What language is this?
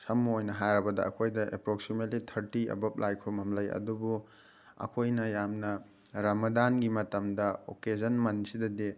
Manipuri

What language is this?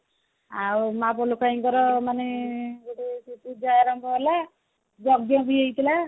Odia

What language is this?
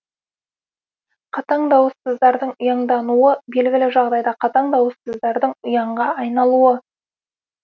Kazakh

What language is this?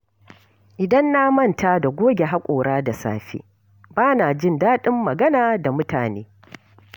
Hausa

